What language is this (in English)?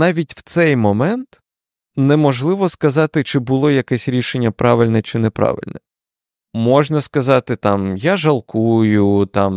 Ukrainian